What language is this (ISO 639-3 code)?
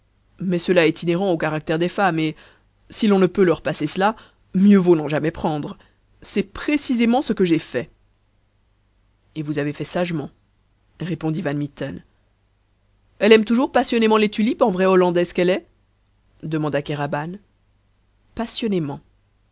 fra